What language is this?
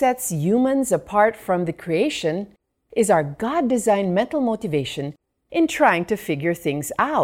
Filipino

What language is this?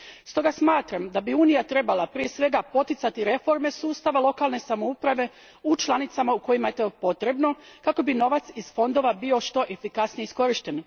Croatian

